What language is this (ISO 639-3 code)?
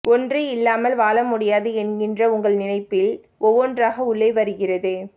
tam